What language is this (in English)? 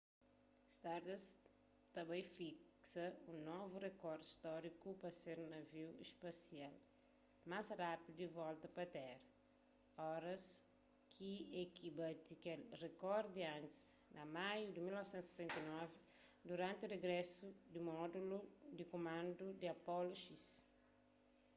Kabuverdianu